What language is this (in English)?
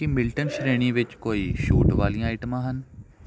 Punjabi